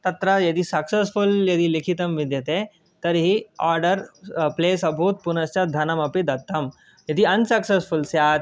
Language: Sanskrit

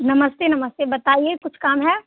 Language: Hindi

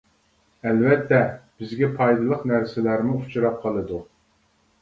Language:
Uyghur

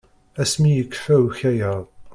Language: Kabyle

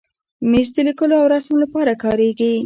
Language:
Pashto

